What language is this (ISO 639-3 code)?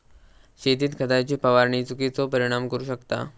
mar